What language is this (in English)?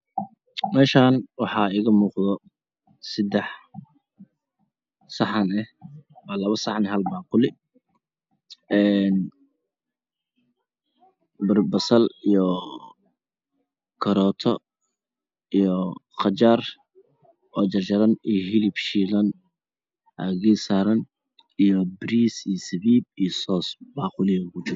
Somali